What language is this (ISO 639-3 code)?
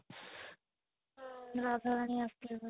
ori